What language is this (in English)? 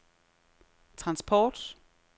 Danish